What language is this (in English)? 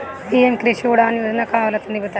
Bhojpuri